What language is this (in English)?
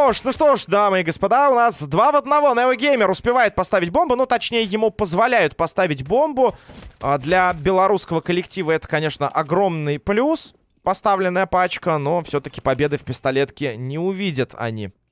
Russian